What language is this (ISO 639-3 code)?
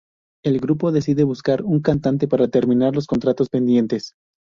spa